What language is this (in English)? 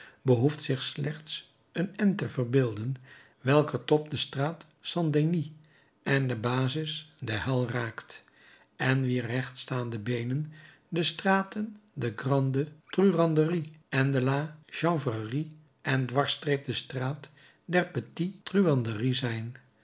Dutch